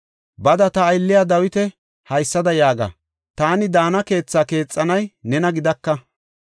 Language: Gofa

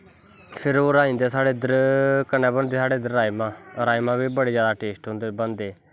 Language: Dogri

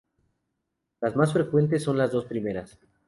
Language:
Spanish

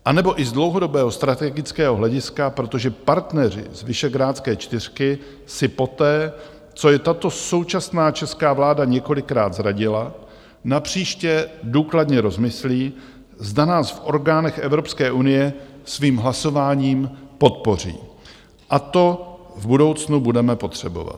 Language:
Czech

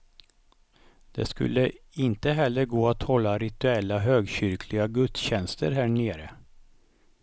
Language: Swedish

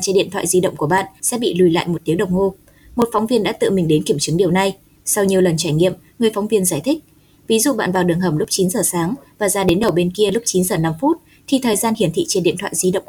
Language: Vietnamese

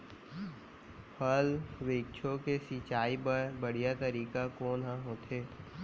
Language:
Chhattisgarhi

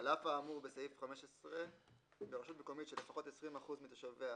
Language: Hebrew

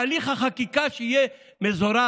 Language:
Hebrew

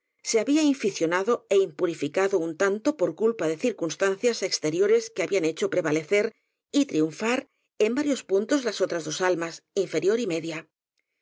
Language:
Spanish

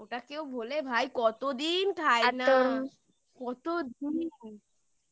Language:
Bangla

